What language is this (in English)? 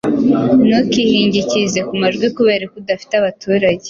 Kinyarwanda